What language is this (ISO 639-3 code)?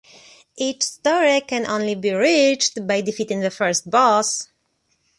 eng